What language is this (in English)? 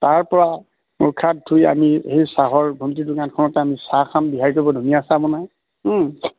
Assamese